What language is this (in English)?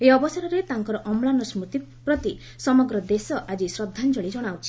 Odia